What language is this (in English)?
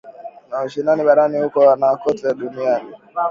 Swahili